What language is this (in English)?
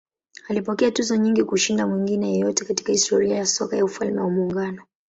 Swahili